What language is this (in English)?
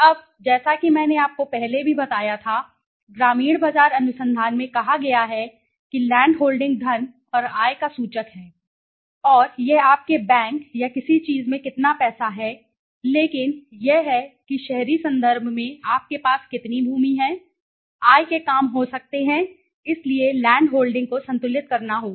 Hindi